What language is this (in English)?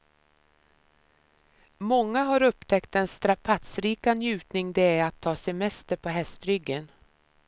Swedish